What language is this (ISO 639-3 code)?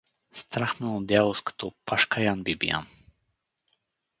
bul